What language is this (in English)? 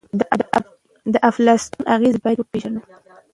Pashto